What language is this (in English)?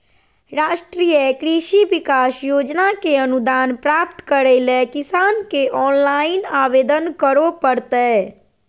Magahi